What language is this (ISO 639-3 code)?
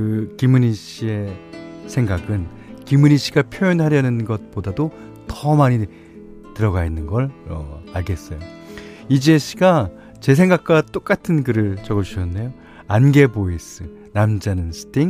kor